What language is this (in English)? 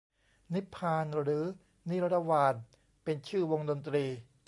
Thai